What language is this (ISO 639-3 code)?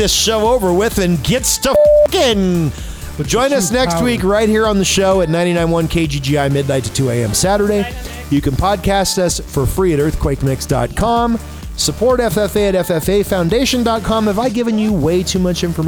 eng